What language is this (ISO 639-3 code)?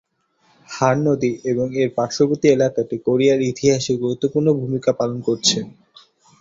ben